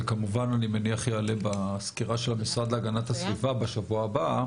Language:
Hebrew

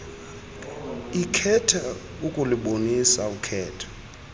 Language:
Xhosa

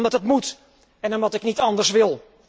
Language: Dutch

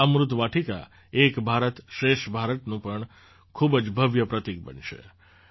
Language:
Gujarati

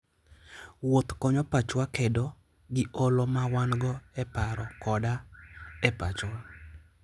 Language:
Luo (Kenya and Tanzania)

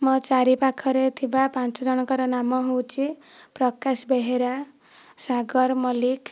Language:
Odia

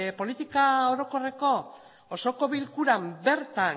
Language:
Basque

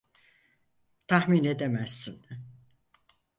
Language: Turkish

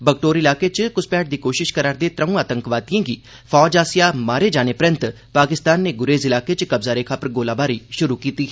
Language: Dogri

